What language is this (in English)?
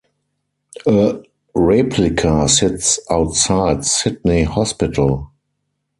English